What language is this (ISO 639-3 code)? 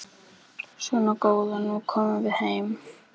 isl